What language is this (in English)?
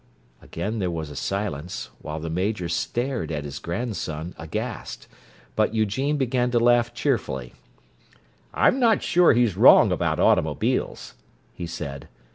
English